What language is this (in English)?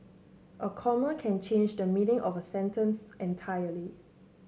English